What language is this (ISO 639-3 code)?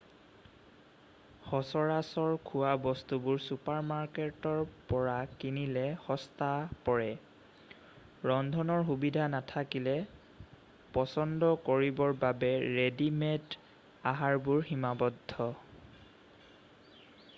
asm